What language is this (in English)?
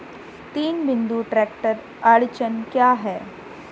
Hindi